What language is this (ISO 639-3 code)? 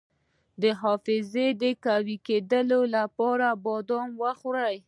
pus